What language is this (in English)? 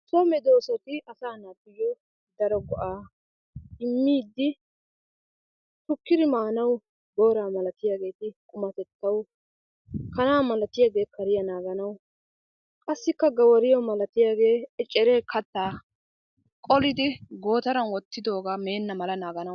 Wolaytta